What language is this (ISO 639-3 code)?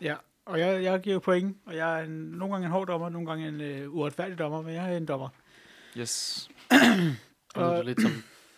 dan